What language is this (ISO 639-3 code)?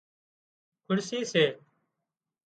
kxp